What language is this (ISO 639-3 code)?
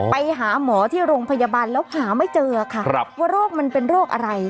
tha